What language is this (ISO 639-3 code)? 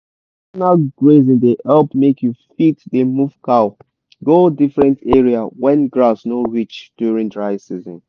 pcm